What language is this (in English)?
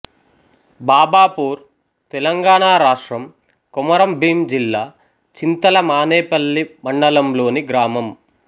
Telugu